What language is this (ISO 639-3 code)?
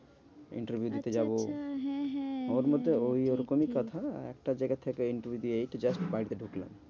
ben